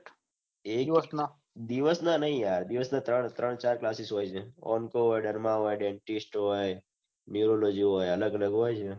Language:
Gujarati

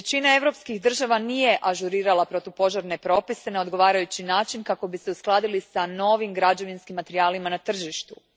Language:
Croatian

